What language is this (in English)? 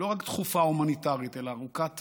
Hebrew